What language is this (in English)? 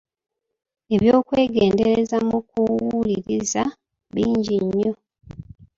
Ganda